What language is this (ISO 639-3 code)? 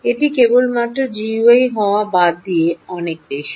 ben